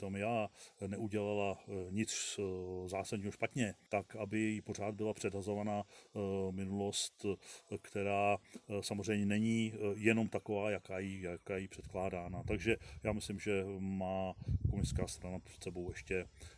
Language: Czech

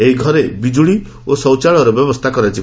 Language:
Odia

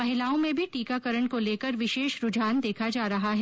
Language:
Hindi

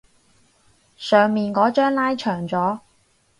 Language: Cantonese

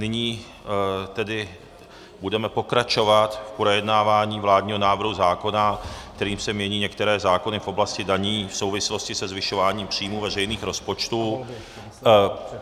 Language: Czech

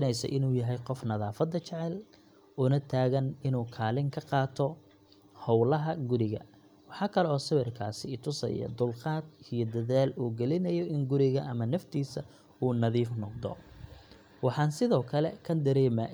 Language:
Somali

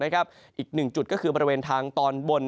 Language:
Thai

